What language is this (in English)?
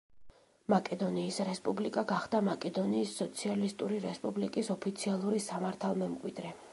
Georgian